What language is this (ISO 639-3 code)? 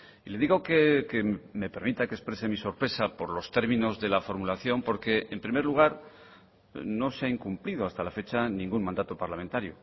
spa